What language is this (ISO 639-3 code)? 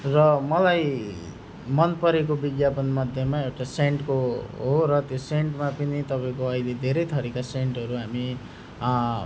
nep